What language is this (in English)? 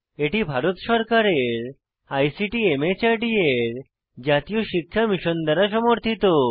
Bangla